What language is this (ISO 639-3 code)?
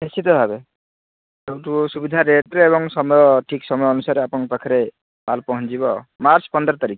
ori